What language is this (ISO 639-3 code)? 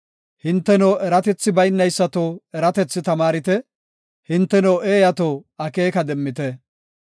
gof